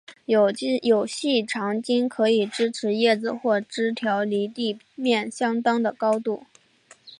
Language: Chinese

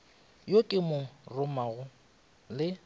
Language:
Northern Sotho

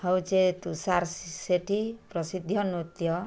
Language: Odia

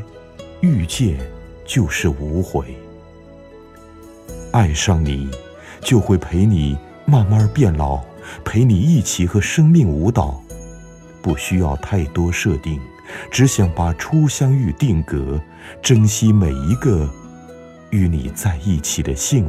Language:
Chinese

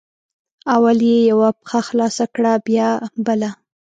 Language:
Pashto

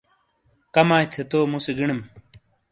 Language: Shina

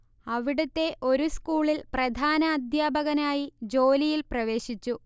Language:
Malayalam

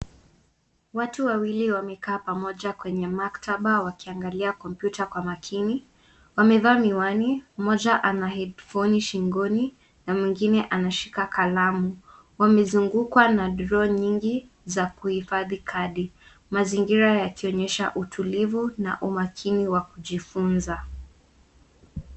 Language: Swahili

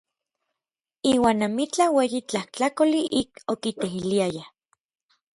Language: Orizaba Nahuatl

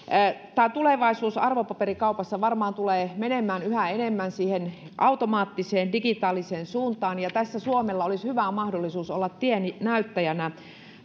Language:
Finnish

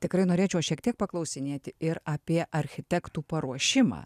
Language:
Lithuanian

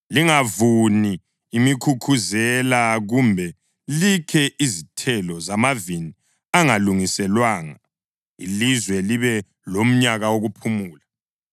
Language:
North Ndebele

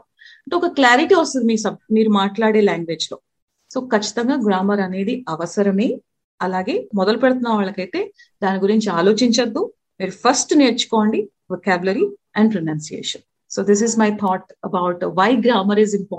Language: Telugu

